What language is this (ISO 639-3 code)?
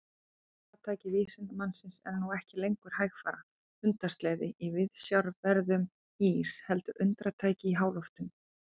isl